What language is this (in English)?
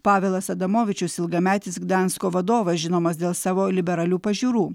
Lithuanian